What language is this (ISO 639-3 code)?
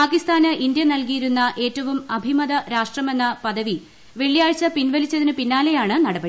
mal